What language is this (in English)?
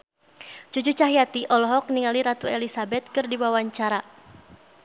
Sundanese